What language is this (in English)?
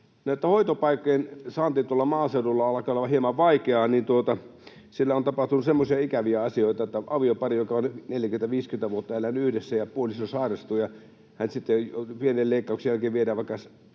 Finnish